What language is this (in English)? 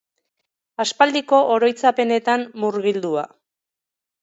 Basque